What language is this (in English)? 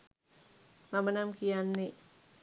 Sinhala